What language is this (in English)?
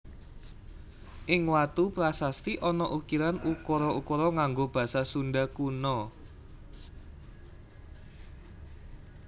Javanese